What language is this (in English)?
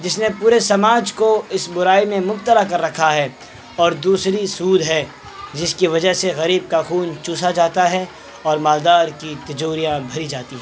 Urdu